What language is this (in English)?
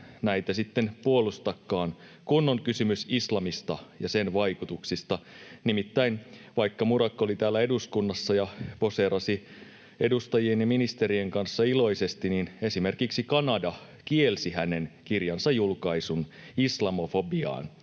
Finnish